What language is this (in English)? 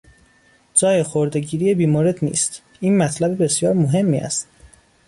Persian